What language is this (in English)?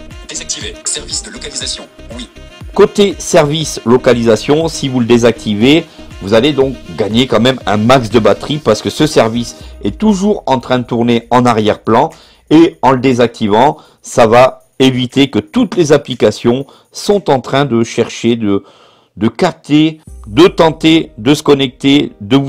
French